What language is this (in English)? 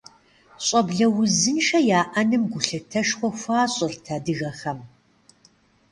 Kabardian